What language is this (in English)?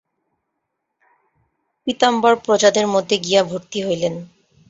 Bangla